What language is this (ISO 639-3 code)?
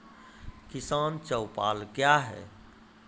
mai